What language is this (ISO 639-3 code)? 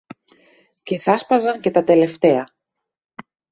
ell